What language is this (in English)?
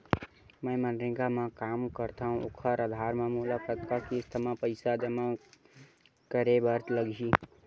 Chhattisgarhi